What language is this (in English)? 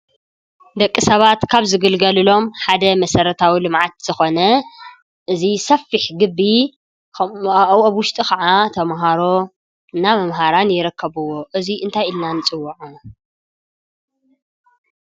Tigrinya